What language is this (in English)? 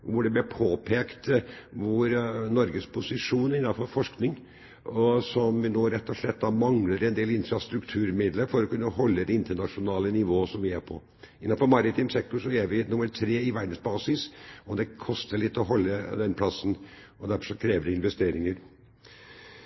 Norwegian Bokmål